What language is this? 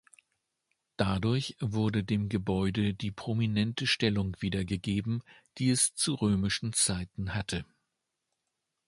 German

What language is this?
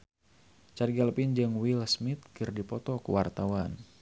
Sundanese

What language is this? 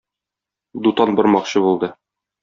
Tatar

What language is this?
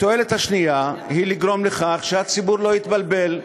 Hebrew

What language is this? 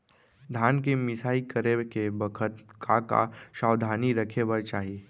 Chhattisgarhi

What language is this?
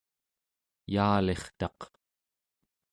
Central Yupik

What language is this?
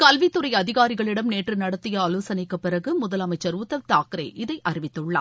Tamil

